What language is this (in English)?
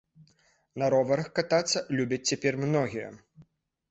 Belarusian